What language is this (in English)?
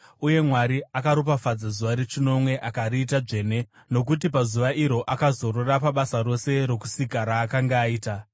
Shona